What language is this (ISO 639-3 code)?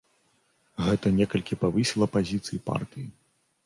bel